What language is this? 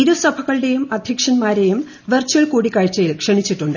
Malayalam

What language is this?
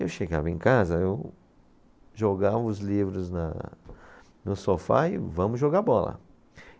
Portuguese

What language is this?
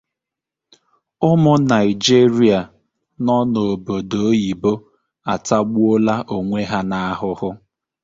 Igbo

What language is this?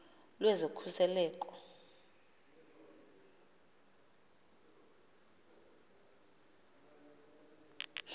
Xhosa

